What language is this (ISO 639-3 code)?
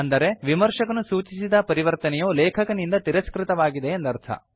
kan